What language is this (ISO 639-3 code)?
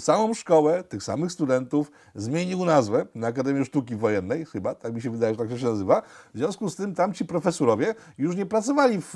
pol